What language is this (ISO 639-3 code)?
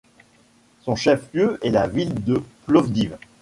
fra